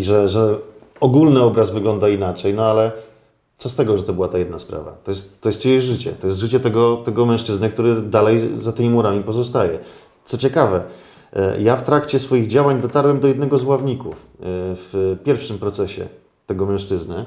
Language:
Polish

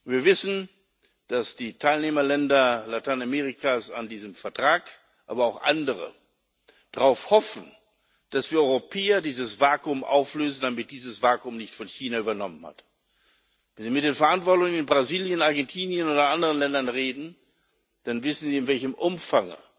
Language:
German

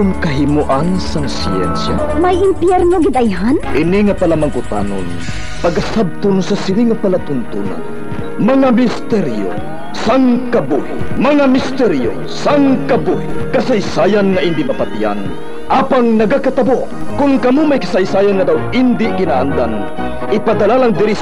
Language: Filipino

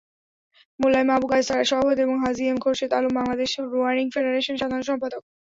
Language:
Bangla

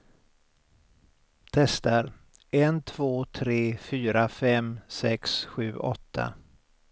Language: Swedish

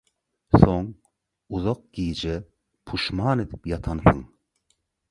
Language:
Turkmen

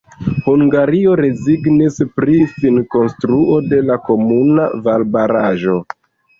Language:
Esperanto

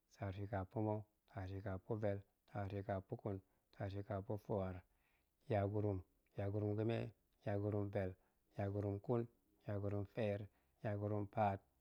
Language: Goemai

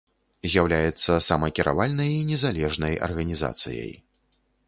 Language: Belarusian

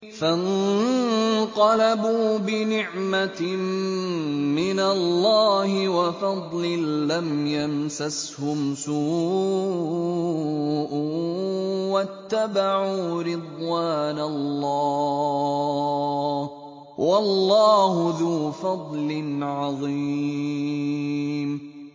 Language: Arabic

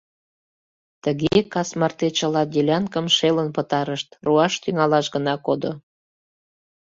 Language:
Mari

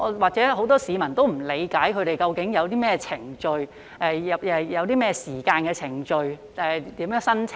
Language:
Cantonese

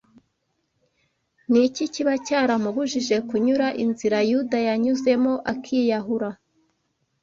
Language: Kinyarwanda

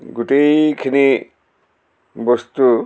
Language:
Assamese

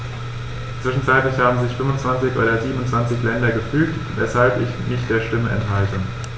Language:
German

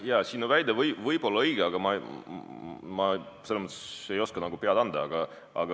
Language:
Estonian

